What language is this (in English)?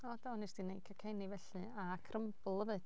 Welsh